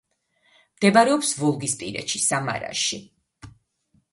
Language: Georgian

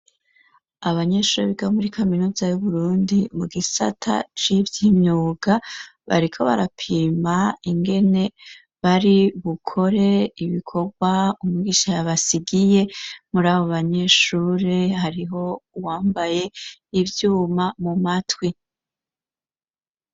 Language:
Rundi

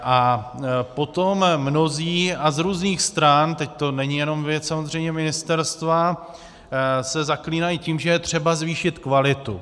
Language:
Czech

